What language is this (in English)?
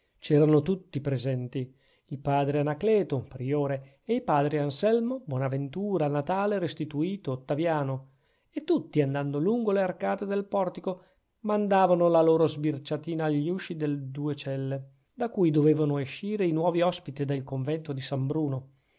Italian